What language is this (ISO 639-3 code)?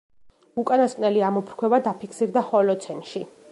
kat